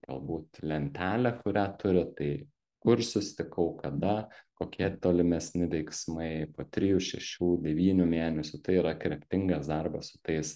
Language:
Lithuanian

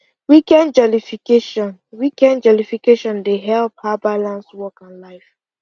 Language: Nigerian Pidgin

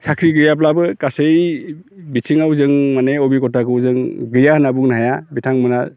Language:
Bodo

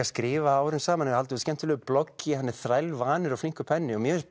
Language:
Icelandic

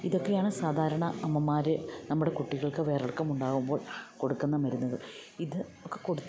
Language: Malayalam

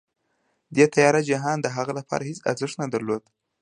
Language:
Pashto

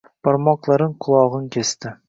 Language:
Uzbek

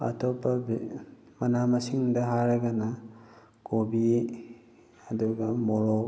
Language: Manipuri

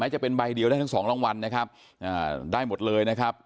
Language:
Thai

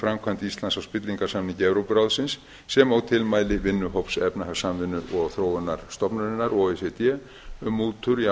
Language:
Icelandic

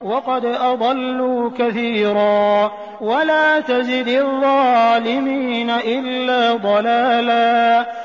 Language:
Arabic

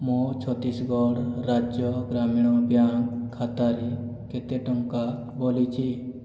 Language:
Odia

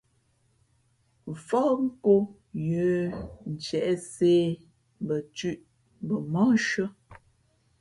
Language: Fe'fe'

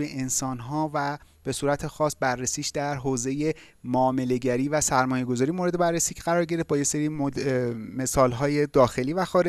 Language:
Persian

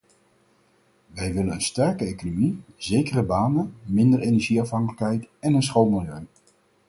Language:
Dutch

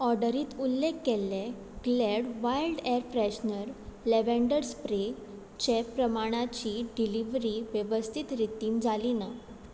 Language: Konkani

